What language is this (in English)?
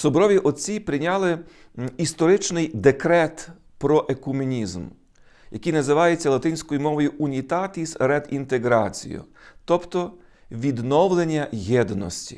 Ukrainian